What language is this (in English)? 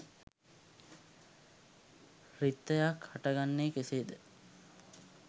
Sinhala